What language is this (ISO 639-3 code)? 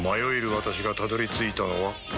jpn